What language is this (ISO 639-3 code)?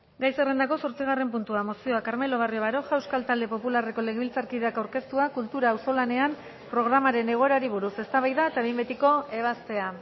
eus